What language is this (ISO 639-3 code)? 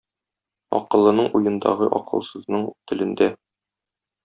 tat